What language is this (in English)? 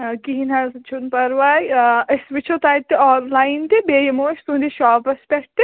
Kashmiri